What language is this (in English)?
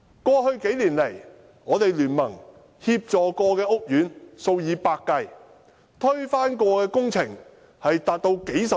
Cantonese